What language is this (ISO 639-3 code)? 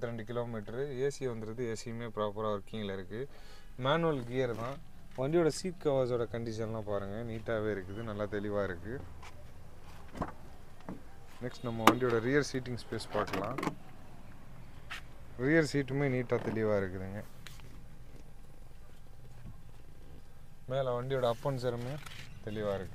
kor